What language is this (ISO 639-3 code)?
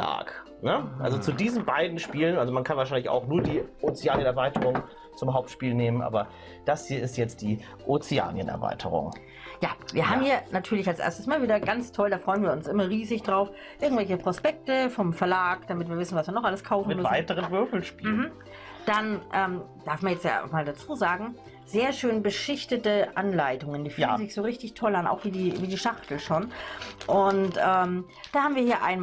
deu